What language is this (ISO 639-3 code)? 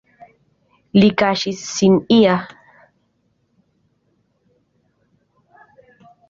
epo